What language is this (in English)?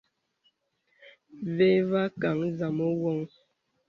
Bebele